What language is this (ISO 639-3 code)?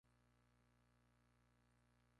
spa